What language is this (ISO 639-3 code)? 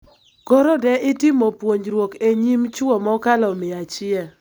luo